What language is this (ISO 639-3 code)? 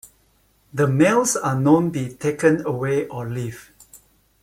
eng